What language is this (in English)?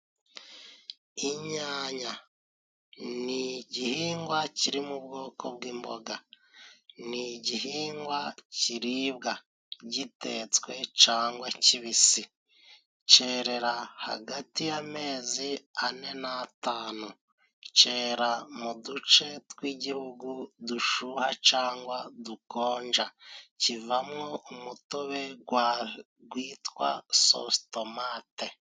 Kinyarwanda